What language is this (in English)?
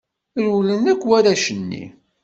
Kabyle